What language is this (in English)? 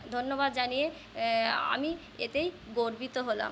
Bangla